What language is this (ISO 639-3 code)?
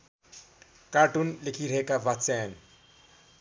nep